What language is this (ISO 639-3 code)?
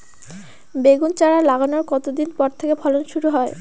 ben